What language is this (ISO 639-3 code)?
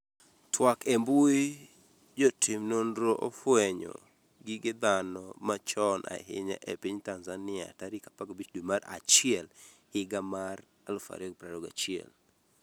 luo